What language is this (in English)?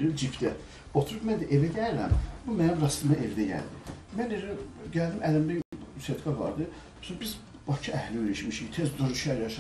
Turkish